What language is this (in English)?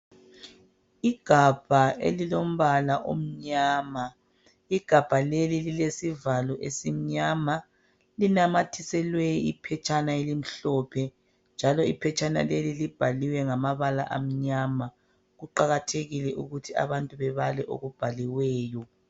North Ndebele